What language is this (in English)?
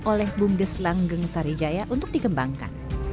Indonesian